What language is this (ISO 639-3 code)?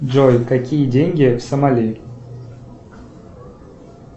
rus